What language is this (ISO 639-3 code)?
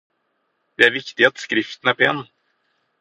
nob